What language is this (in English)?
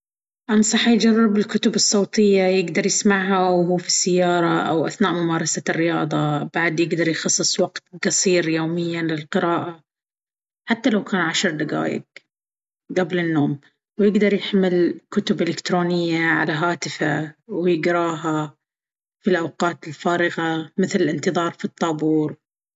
Baharna Arabic